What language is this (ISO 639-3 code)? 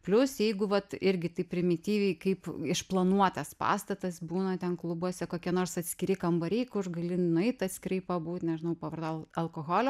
lit